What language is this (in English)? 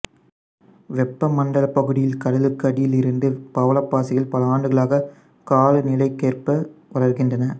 Tamil